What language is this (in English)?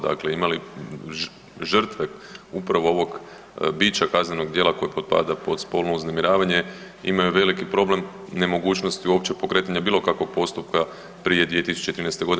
Croatian